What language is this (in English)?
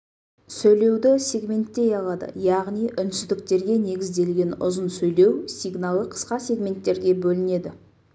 Kazakh